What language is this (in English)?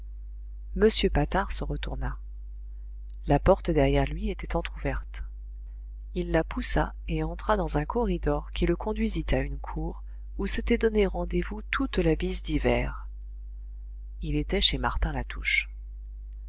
French